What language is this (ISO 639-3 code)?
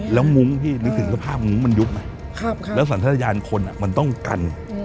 tha